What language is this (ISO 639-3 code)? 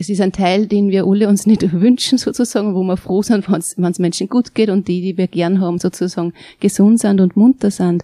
deu